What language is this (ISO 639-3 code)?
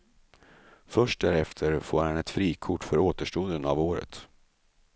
swe